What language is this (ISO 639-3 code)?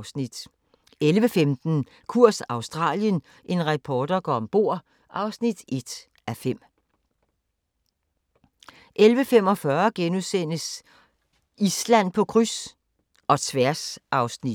dan